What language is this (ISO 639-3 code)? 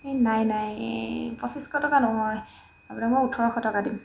asm